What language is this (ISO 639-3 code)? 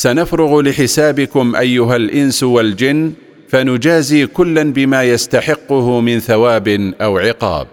ara